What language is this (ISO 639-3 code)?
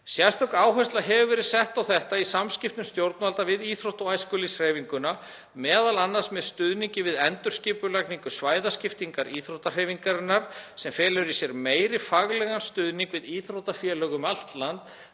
isl